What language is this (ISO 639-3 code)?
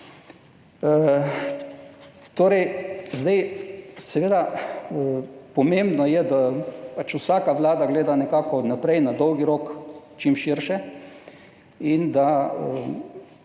slv